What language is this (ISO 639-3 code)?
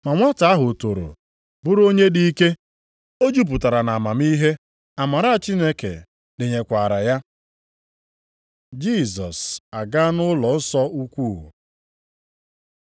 ibo